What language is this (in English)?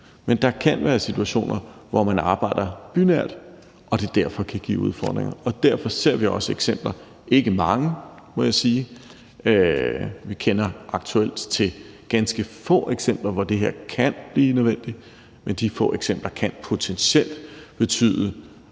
Danish